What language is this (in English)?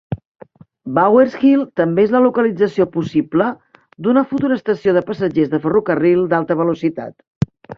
Catalan